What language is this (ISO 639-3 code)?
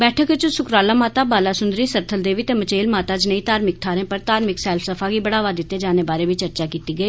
doi